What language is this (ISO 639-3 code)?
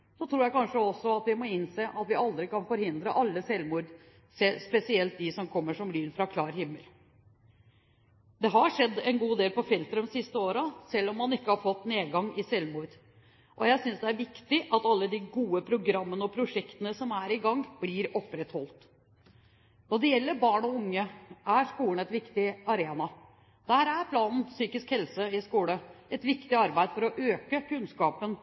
nob